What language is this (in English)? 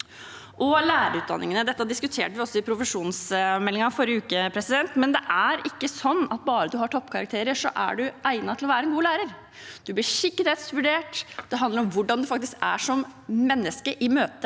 Norwegian